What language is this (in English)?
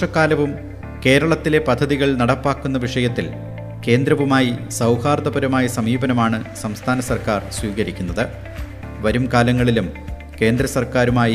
Malayalam